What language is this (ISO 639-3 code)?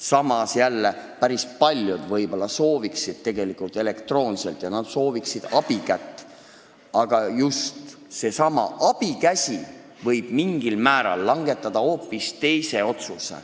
est